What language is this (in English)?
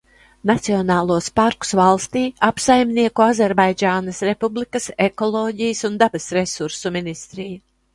Latvian